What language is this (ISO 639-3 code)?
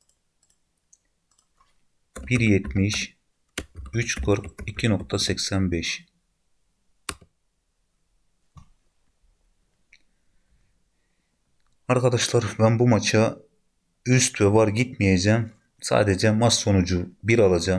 tur